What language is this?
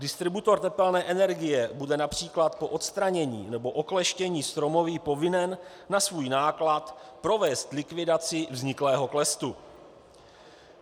Czech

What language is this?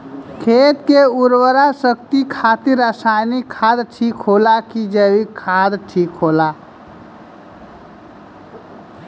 Bhojpuri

